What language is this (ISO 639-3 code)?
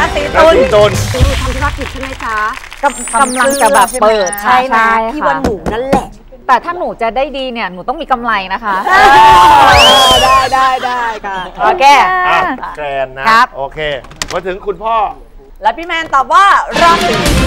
tha